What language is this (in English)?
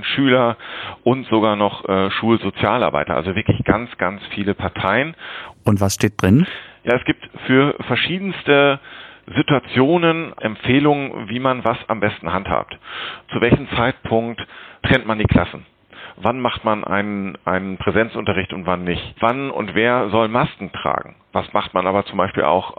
German